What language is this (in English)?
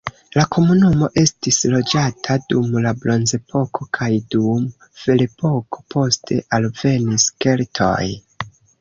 Esperanto